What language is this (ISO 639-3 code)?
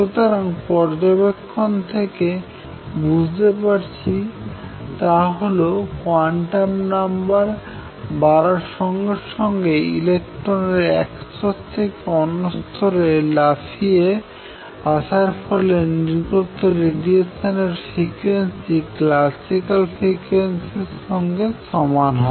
ben